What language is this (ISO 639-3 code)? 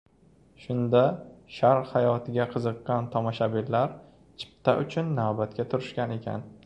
uzb